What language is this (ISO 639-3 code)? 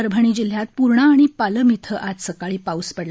mar